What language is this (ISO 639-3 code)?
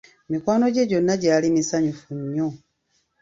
lug